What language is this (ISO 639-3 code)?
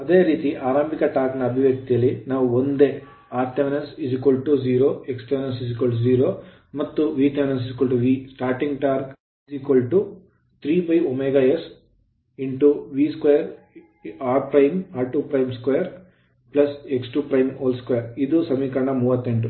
kan